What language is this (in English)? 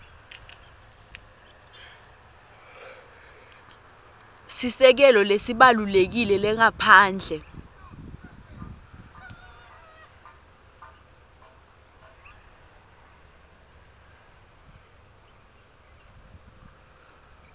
Swati